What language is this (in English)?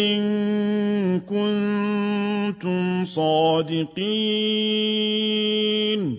Arabic